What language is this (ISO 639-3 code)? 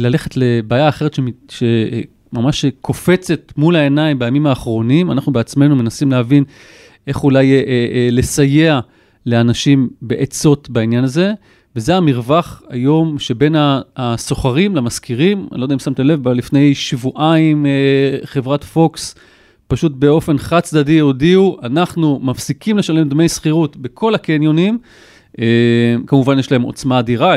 heb